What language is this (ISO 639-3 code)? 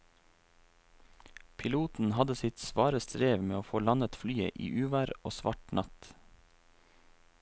nor